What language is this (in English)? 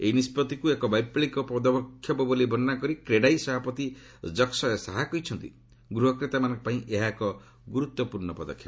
Odia